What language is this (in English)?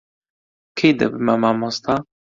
Central Kurdish